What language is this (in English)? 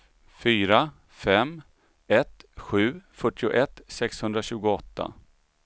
Swedish